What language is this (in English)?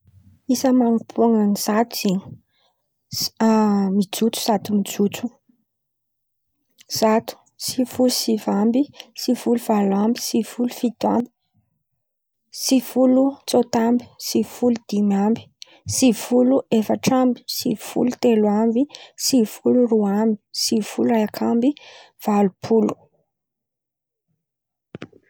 Antankarana Malagasy